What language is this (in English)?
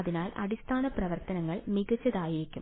Malayalam